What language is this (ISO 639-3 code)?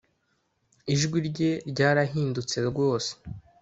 kin